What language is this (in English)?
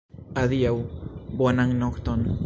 Esperanto